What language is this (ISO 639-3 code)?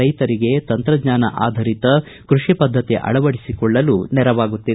kan